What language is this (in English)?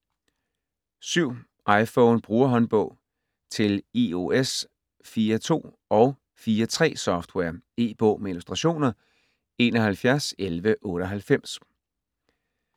Danish